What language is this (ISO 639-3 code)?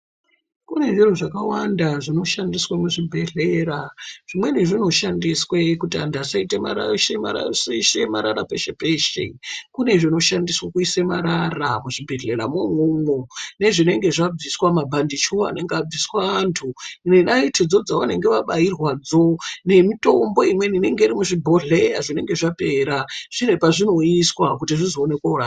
ndc